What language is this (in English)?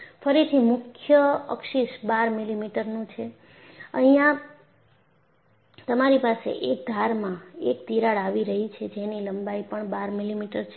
Gujarati